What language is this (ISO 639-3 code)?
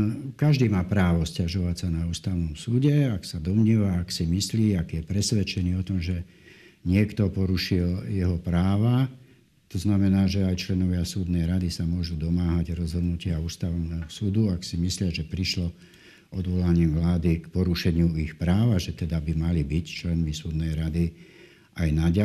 slk